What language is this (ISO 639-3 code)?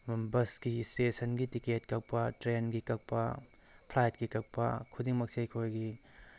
mni